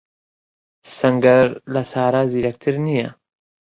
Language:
Central Kurdish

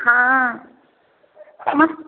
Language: Maithili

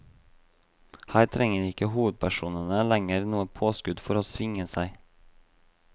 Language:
Norwegian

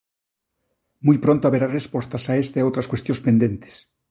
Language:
Galician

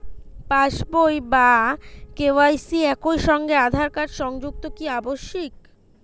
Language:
Bangla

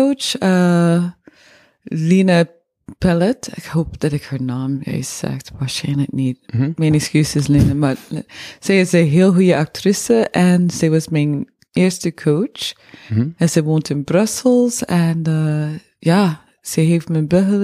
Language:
Dutch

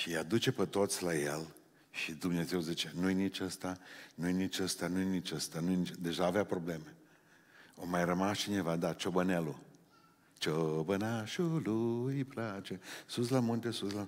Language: Romanian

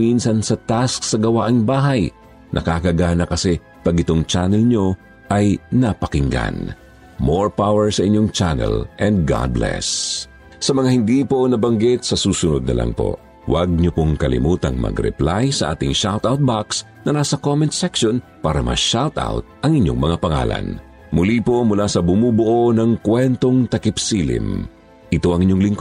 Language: Filipino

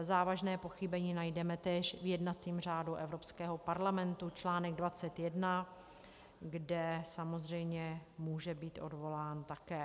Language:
Czech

